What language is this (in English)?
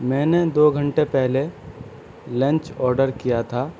Urdu